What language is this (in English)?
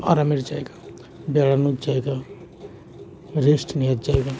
Bangla